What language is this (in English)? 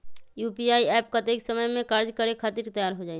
Magahi